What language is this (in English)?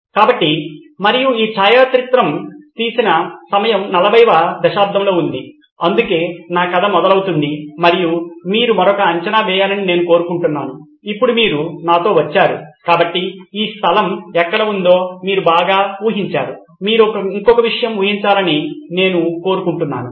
Telugu